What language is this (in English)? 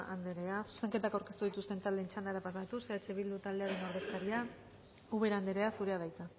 Basque